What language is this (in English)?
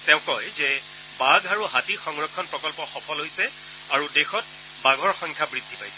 Assamese